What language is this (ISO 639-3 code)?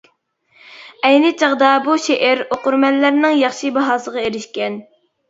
uig